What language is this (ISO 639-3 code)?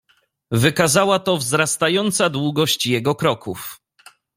pol